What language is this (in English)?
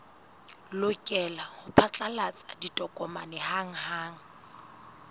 Southern Sotho